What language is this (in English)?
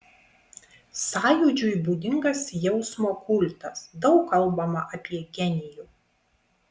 Lithuanian